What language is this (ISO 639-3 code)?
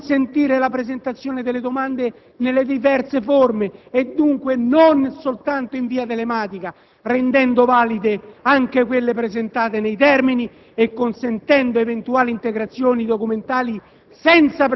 ita